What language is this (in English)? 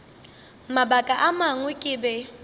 Northern Sotho